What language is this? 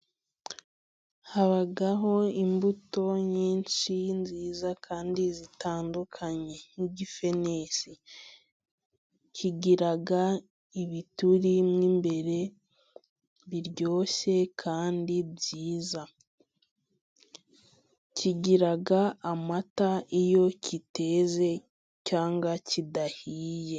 Kinyarwanda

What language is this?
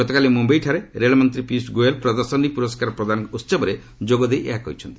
Odia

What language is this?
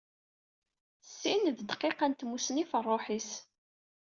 Kabyle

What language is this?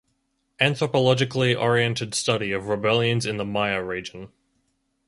English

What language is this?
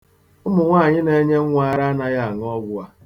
Igbo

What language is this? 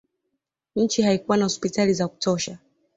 Swahili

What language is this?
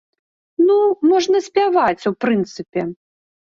Belarusian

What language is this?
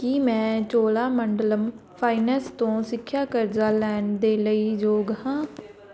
Punjabi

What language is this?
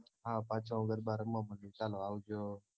Gujarati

